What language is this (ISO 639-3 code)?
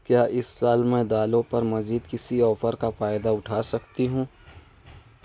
urd